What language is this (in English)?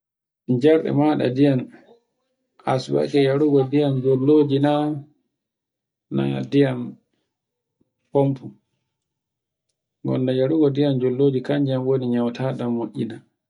Borgu Fulfulde